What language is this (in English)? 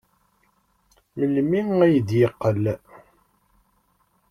Kabyle